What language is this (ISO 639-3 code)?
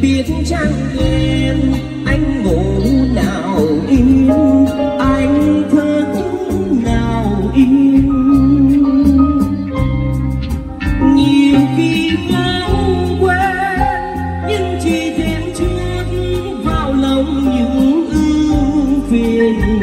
vie